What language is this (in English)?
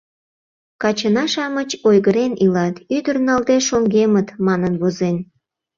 Mari